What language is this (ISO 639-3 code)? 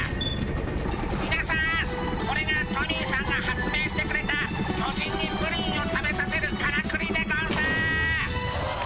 jpn